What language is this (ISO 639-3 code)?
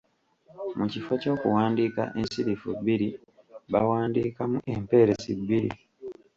lug